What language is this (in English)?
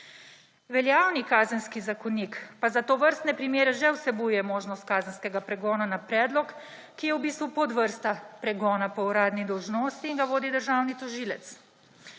Slovenian